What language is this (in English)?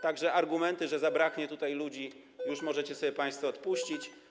Polish